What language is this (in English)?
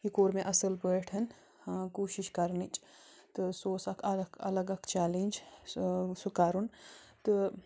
Kashmiri